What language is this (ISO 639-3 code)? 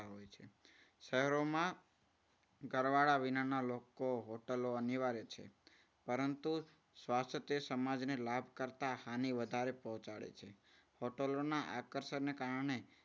guj